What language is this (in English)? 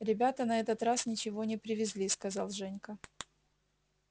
Russian